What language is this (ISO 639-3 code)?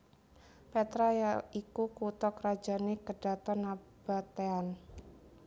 jav